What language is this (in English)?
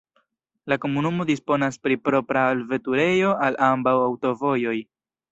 Esperanto